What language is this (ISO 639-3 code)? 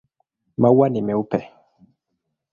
swa